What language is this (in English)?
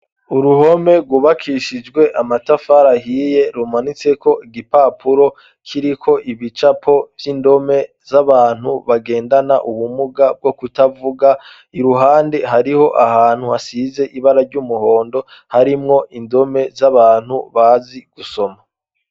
Rundi